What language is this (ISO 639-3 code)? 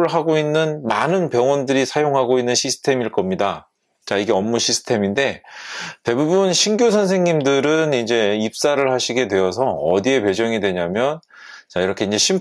kor